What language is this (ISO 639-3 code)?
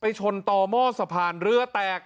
tha